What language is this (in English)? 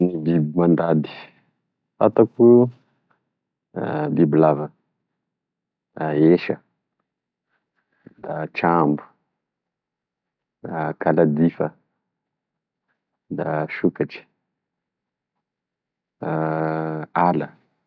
Tesaka Malagasy